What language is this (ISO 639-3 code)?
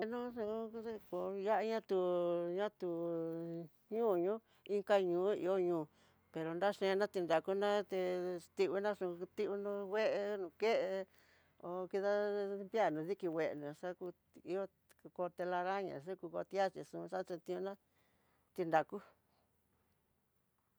mtx